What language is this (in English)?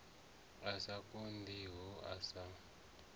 Venda